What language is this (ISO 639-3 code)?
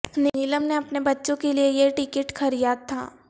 urd